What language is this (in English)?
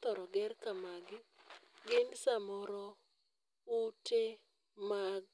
Luo (Kenya and Tanzania)